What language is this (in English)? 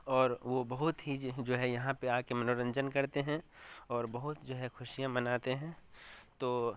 Urdu